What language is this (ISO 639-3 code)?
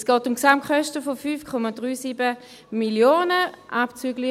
gsw